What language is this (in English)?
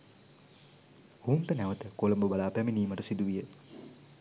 Sinhala